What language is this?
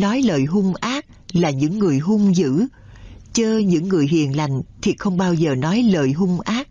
Vietnamese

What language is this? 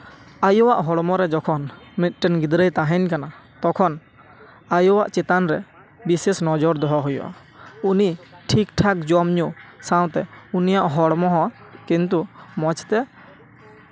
Santali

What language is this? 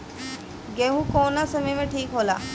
Bhojpuri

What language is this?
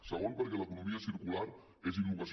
Catalan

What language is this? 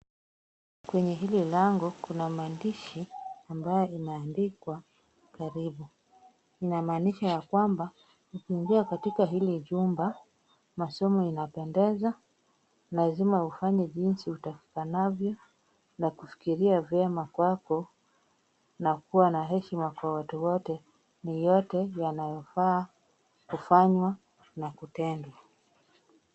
Swahili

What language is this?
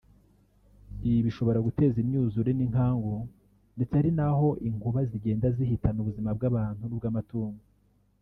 Kinyarwanda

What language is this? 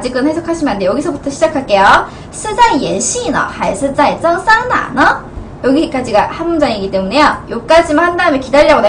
Korean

